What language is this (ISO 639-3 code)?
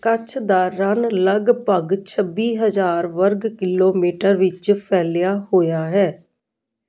pan